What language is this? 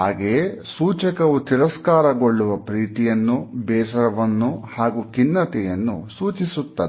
Kannada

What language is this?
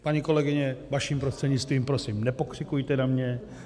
Czech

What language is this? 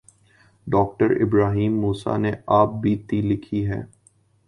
Urdu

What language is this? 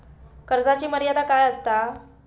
Marathi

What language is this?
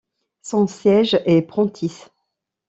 French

